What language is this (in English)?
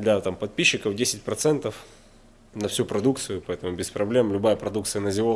Russian